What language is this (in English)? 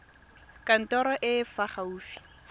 Tswana